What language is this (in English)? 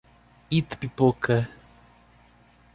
Portuguese